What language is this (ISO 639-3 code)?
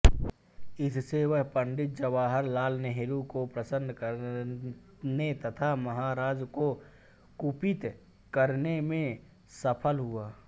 hin